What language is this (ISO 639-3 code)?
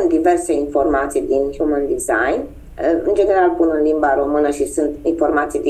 ron